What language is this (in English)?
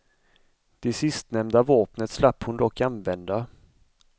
Swedish